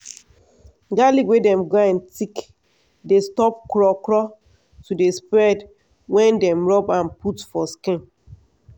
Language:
Nigerian Pidgin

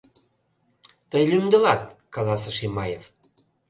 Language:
Mari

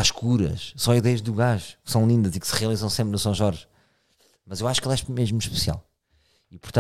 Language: Portuguese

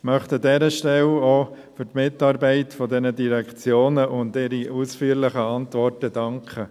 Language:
Swiss German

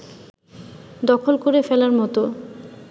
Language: Bangla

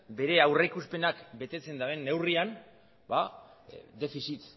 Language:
Basque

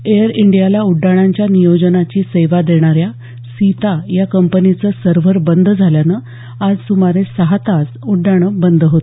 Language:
Marathi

